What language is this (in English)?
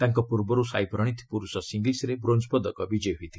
Odia